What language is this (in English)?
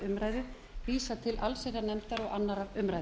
Icelandic